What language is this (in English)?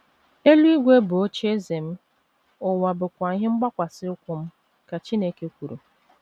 Igbo